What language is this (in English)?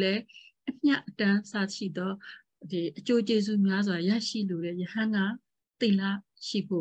Vietnamese